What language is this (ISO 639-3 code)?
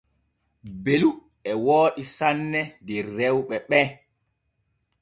fue